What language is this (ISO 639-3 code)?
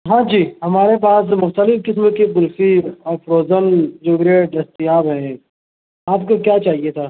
urd